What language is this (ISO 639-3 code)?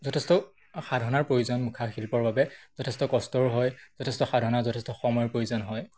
asm